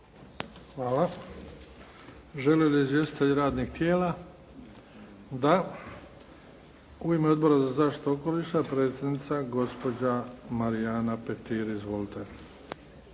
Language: Croatian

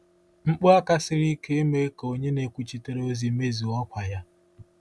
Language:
Igbo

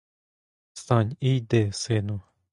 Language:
Ukrainian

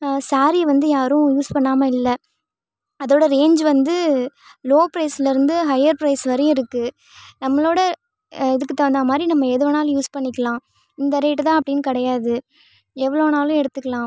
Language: Tamil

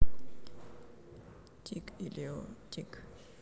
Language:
Russian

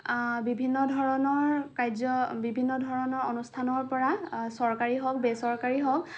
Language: Assamese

